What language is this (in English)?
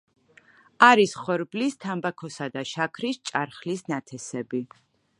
Georgian